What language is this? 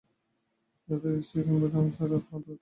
Bangla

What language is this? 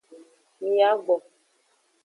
Aja (Benin)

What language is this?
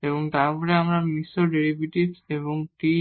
Bangla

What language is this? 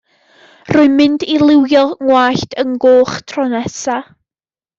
Welsh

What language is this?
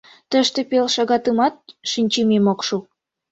Mari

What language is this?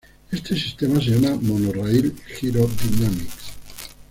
Spanish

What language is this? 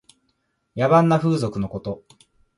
Japanese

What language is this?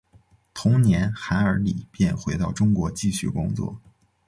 Chinese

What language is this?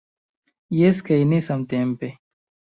Esperanto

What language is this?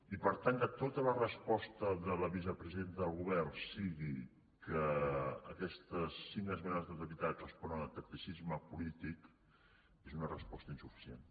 Catalan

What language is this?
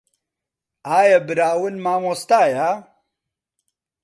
Central Kurdish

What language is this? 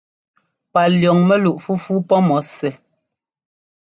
Ngomba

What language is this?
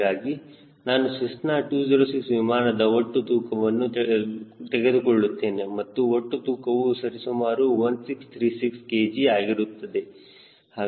Kannada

